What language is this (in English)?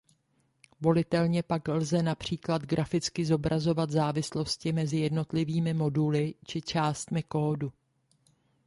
Czech